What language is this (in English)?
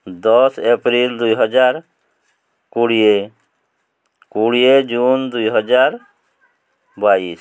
Odia